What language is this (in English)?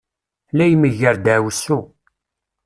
Kabyle